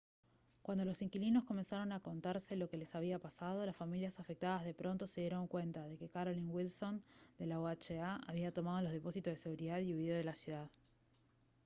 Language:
Spanish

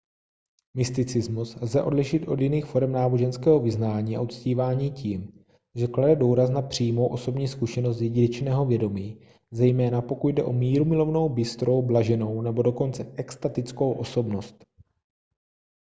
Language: Czech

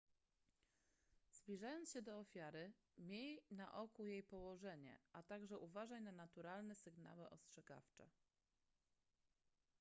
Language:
Polish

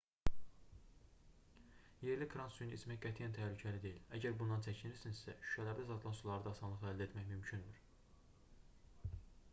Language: Azerbaijani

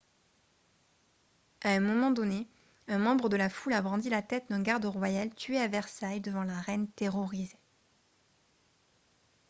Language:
French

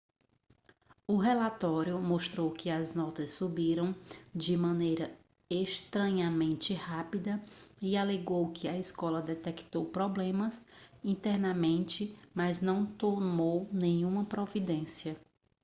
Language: Portuguese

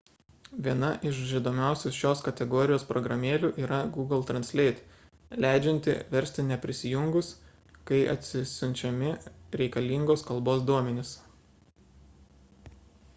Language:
Lithuanian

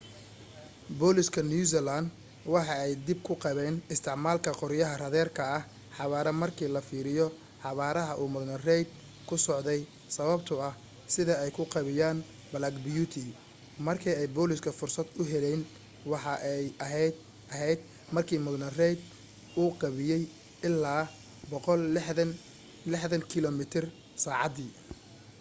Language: Somali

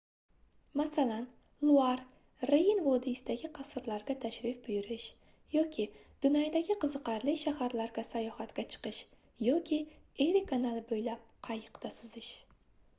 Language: Uzbek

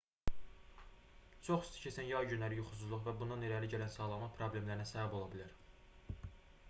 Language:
Azerbaijani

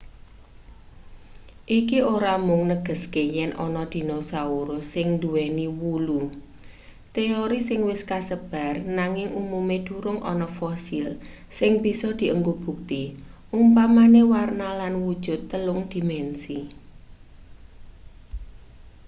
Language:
Javanese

